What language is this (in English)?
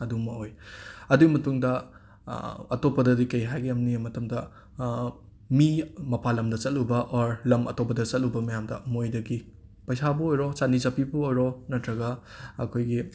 Manipuri